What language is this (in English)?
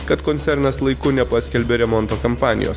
Lithuanian